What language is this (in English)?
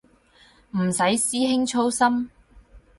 Cantonese